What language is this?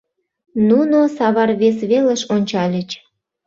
Mari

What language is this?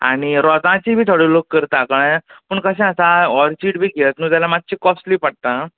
Konkani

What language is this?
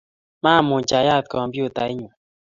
Kalenjin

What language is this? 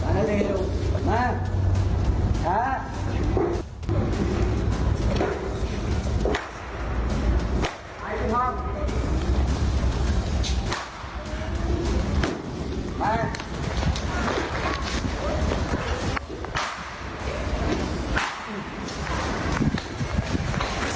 Thai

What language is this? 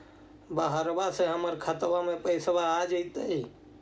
Magahi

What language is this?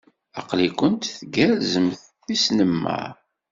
Kabyle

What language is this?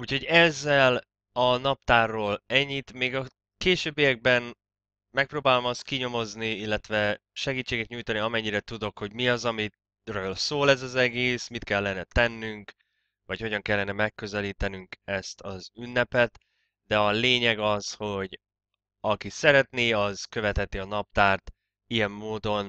Hungarian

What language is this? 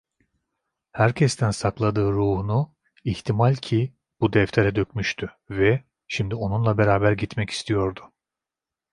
Turkish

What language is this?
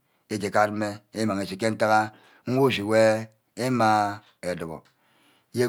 Ubaghara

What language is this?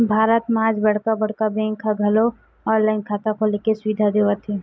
Chhattisgarhi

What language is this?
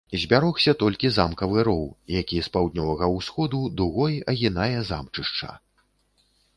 Belarusian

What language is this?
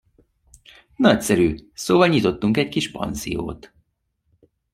Hungarian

